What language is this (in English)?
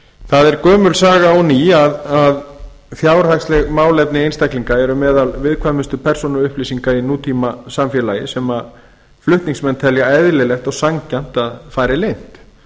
Icelandic